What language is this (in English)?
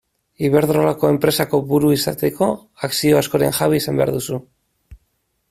Basque